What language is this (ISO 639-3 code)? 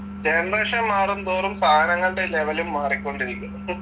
mal